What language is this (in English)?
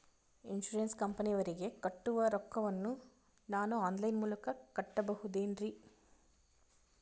Kannada